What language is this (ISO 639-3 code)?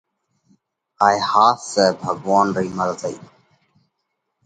kvx